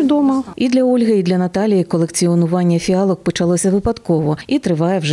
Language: Ukrainian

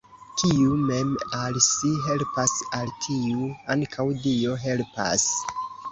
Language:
Esperanto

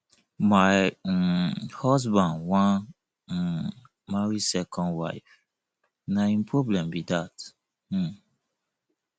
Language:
Nigerian Pidgin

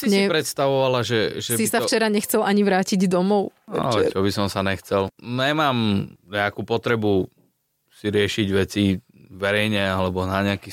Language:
Slovak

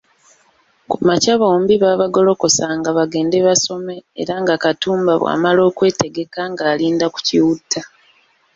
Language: Ganda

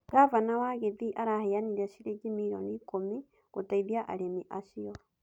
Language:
Kikuyu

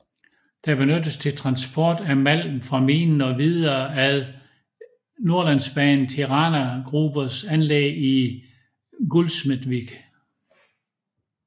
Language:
Danish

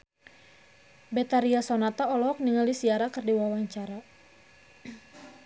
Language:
Sundanese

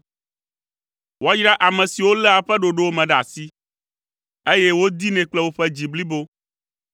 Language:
Ewe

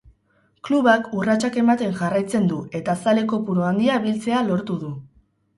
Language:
Basque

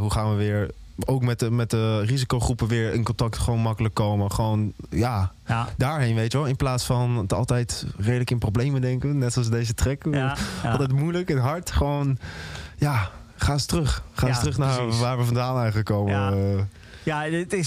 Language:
Dutch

